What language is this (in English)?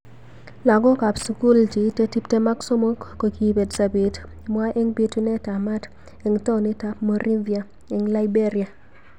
Kalenjin